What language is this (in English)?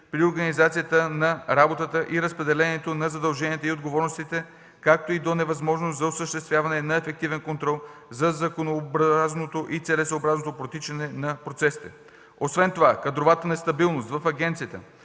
Bulgarian